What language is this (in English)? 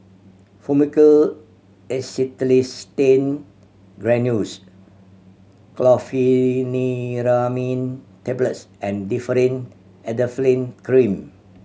English